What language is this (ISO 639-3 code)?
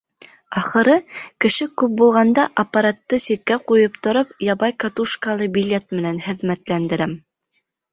bak